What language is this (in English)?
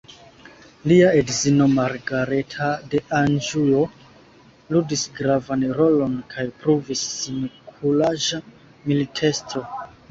Esperanto